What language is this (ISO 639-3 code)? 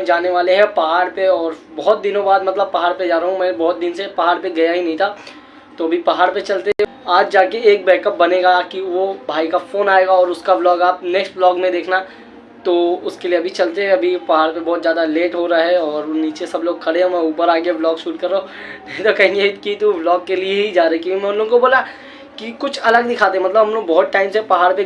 hin